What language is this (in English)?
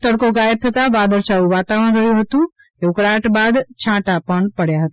Gujarati